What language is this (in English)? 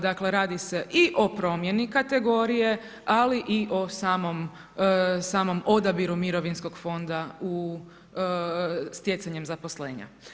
Croatian